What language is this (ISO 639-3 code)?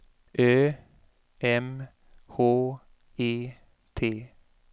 swe